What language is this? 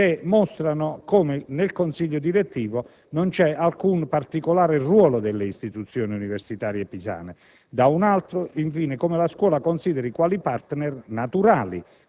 Italian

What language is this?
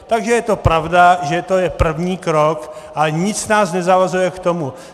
Czech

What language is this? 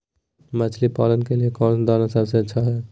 Magahi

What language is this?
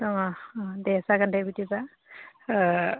Bodo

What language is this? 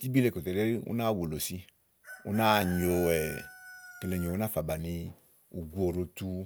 Igo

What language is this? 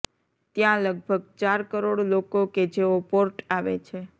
Gujarati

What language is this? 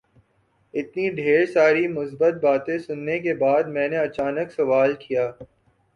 Urdu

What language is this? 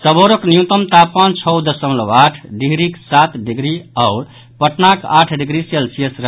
Maithili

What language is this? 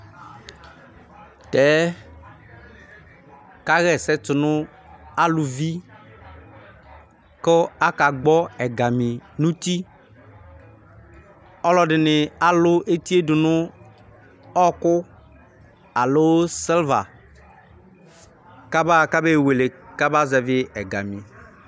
Ikposo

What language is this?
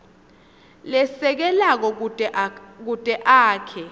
Swati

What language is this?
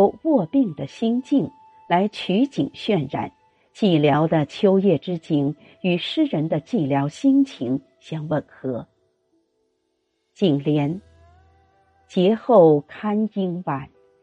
Chinese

